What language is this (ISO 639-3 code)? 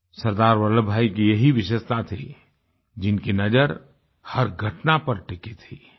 hin